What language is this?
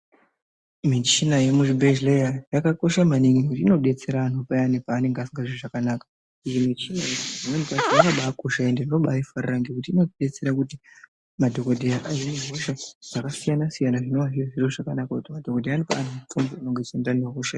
Ndau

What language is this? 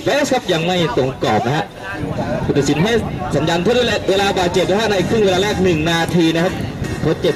Thai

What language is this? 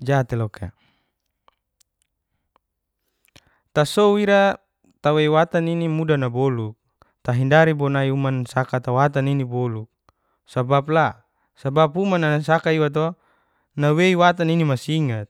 Geser-Gorom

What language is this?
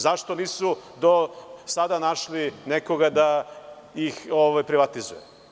Serbian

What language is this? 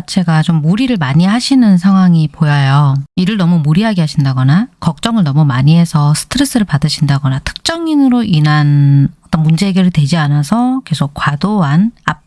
Korean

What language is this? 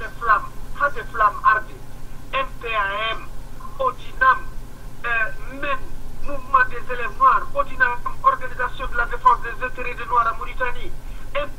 Arabic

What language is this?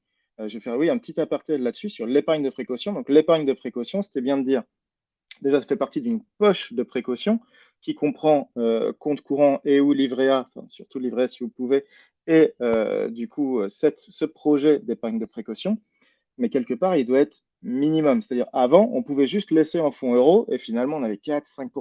French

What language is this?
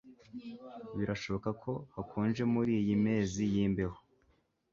Kinyarwanda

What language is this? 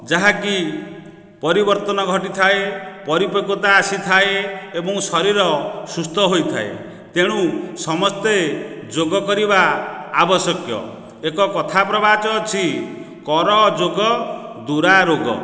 Odia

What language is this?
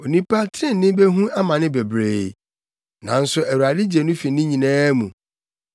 Akan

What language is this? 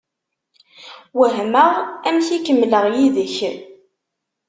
Kabyle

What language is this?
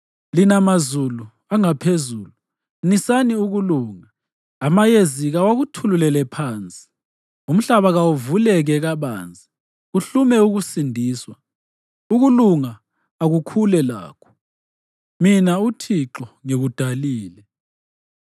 North Ndebele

